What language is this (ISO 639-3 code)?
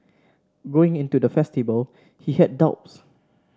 eng